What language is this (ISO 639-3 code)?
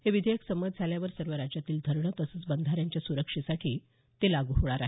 mar